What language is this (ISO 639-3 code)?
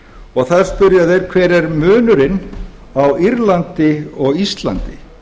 isl